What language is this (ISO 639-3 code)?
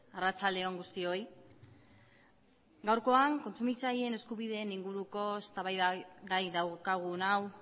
eus